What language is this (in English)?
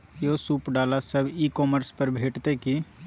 Maithili